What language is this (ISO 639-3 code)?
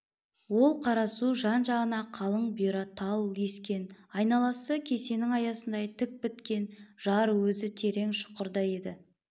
kaz